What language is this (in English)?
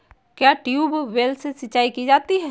Hindi